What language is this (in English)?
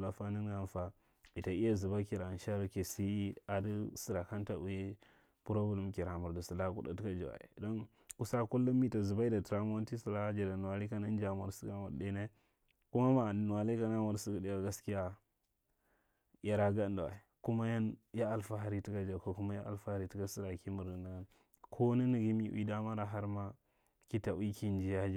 Marghi Central